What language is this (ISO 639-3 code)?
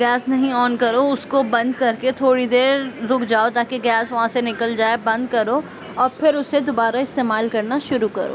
urd